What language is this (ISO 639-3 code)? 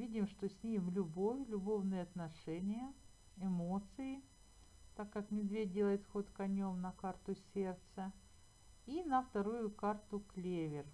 rus